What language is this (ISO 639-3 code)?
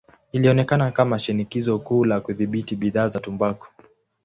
swa